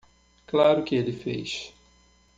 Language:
Portuguese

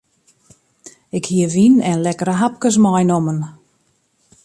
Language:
Western Frisian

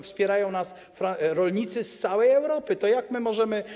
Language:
Polish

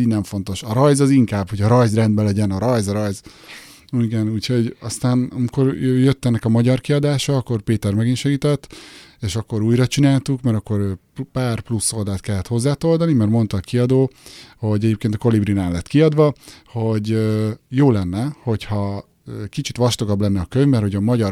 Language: Hungarian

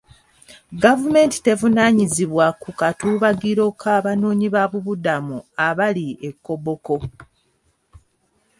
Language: Ganda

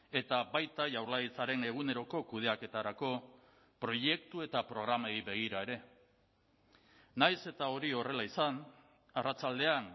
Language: Basque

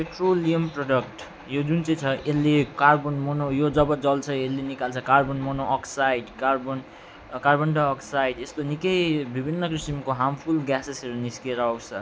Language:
Nepali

